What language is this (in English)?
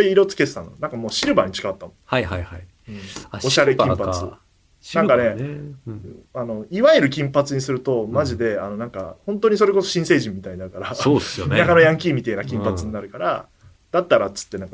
Japanese